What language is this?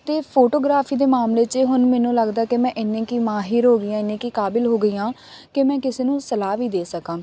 Punjabi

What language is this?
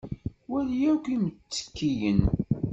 Kabyle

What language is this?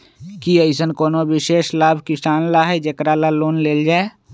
Magahi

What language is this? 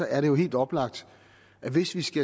Danish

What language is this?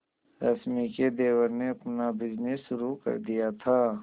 Hindi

